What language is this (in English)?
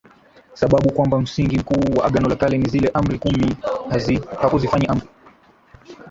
Swahili